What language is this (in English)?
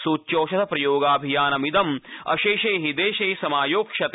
Sanskrit